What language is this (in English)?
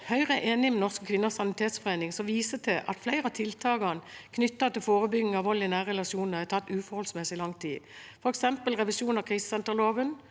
Norwegian